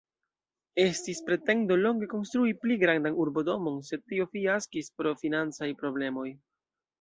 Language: Esperanto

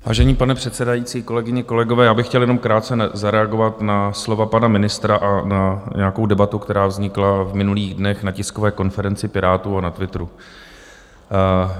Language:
Czech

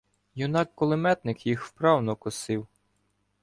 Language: Ukrainian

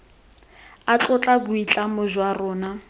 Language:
Tswana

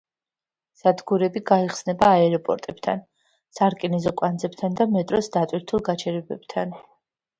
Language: Georgian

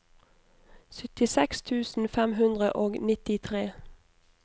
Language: Norwegian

